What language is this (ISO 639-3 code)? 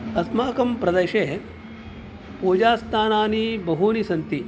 san